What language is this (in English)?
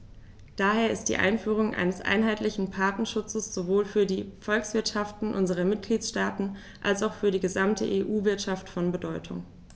German